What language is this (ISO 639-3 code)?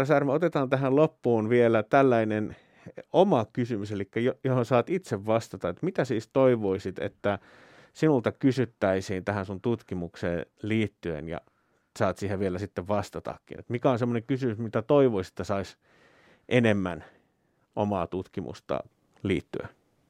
fin